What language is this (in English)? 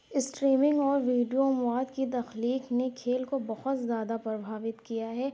Urdu